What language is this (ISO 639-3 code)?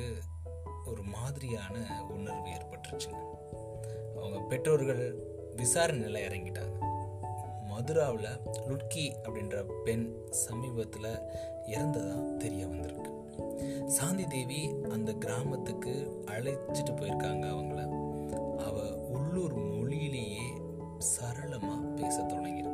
tam